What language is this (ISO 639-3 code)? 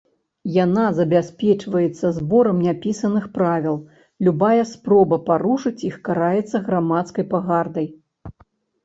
bel